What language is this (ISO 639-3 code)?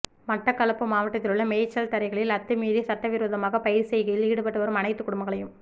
tam